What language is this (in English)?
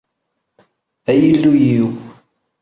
Kabyle